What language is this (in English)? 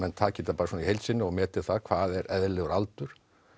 Icelandic